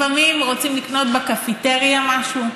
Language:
Hebrew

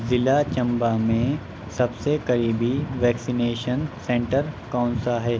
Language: Urdu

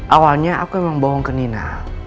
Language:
Indonesian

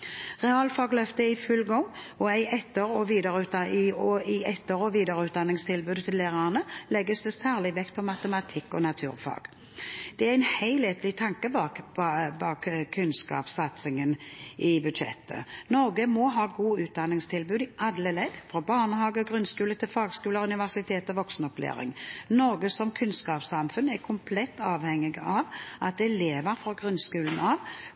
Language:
Norwegian Bokmål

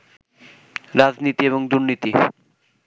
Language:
Bangla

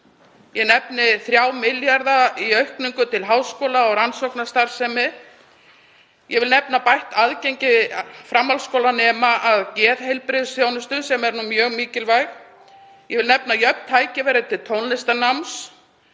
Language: Icelandic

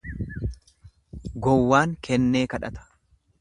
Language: Oromo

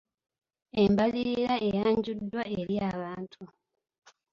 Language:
Ganda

